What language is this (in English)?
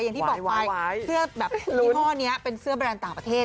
Thai